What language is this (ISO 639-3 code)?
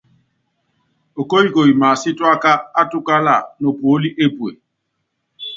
yav